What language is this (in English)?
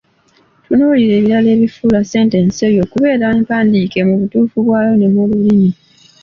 Ganda